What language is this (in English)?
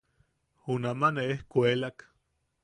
Yaqui